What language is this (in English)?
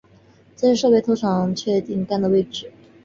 Chinese